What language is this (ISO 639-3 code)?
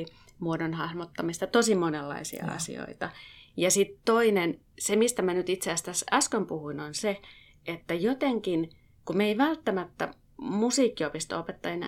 fin